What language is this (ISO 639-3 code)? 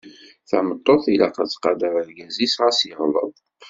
kab